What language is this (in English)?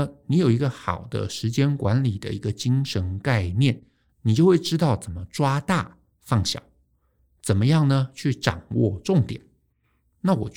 Chinese